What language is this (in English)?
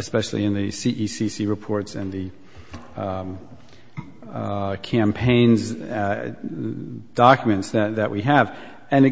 English